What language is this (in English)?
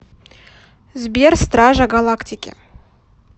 Russian